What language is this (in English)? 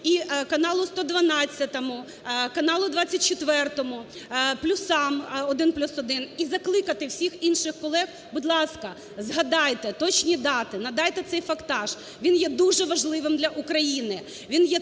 Ukrainian